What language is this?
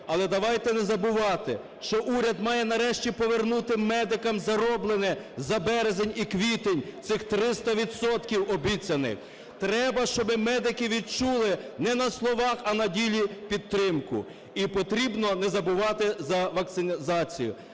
Ukrainian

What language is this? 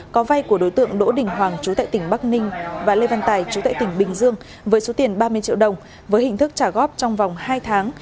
Vietnamese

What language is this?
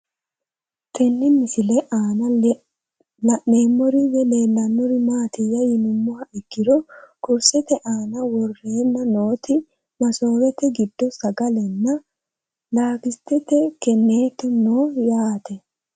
Sidamo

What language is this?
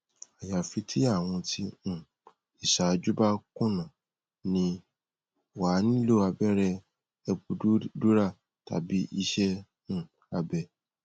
Yoruba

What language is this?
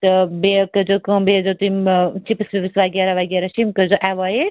Kashmiri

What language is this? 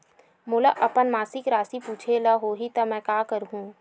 Chhattisgarhi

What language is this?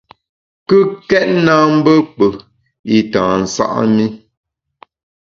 Bamun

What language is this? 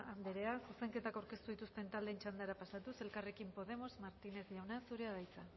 Basque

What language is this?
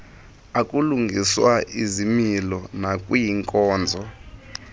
Xhosa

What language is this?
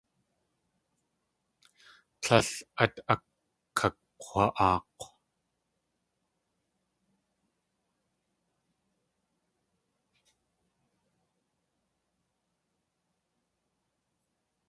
Tlingit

